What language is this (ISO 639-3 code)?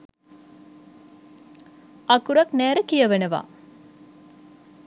sin